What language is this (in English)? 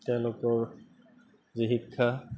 Assamese